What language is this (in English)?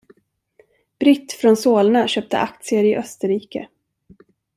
Swedish